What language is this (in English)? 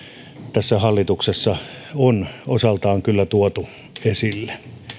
Finnish